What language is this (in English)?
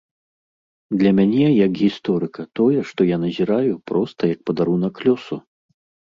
Belarusian